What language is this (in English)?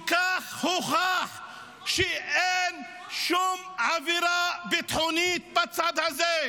Hebrew